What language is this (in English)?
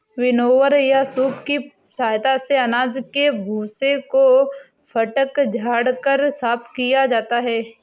Hindi